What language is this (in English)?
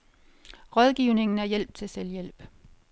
Danish